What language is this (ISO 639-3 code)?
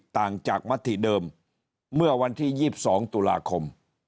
tha